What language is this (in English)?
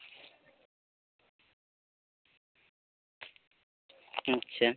Santali